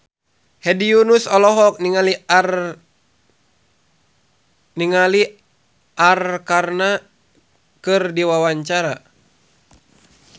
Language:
Sundanese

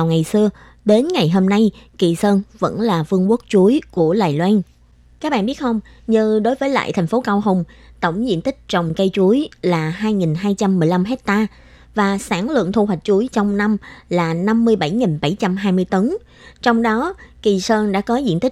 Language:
Vietnamese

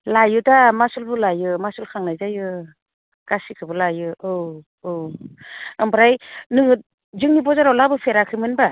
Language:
Bodo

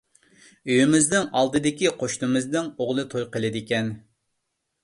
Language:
Uyghur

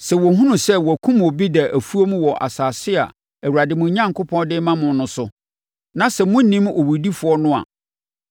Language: Akan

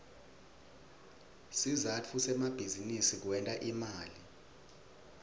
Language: Swati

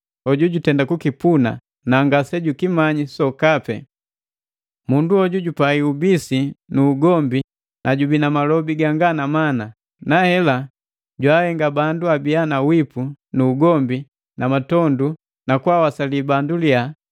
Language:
Matengo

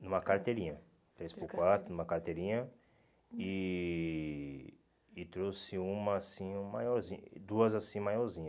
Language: Portuguese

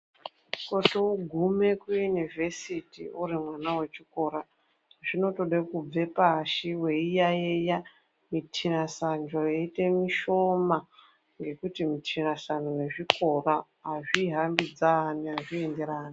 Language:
Ndau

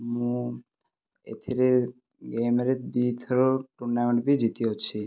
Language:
Odia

